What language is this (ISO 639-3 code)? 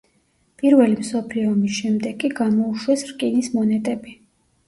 kat